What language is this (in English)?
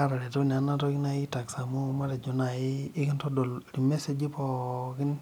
Masai